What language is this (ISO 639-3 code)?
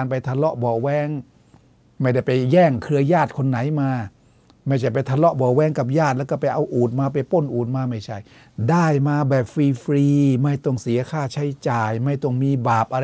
tha